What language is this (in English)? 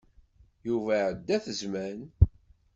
Kabyle